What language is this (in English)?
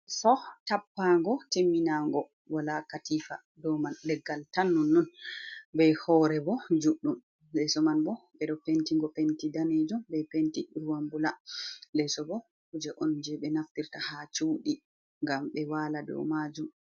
Fula